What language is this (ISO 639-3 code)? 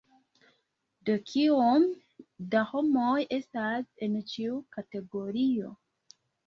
epo